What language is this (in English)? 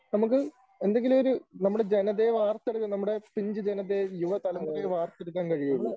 Malayalam